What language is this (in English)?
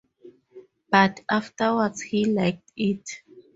English